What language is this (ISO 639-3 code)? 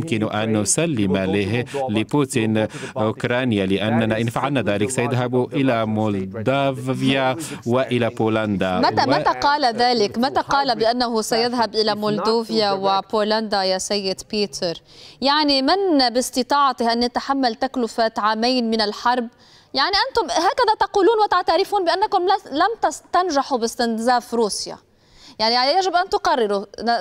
ara